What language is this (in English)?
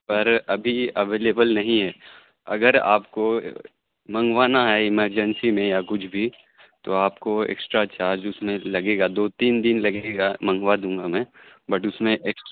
Urdu